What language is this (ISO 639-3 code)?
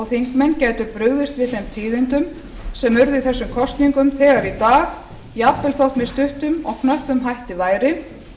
isl